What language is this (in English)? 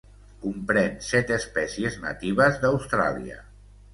Catalan